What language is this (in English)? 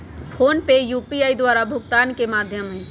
Magahi